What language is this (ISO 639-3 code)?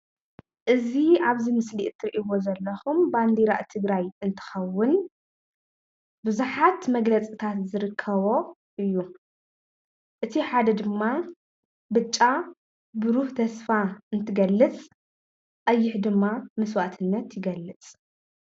tir